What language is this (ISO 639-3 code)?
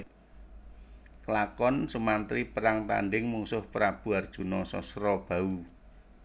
jav